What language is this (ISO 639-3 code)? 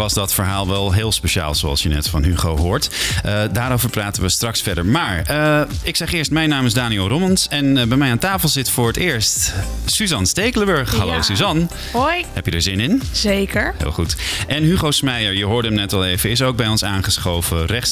nld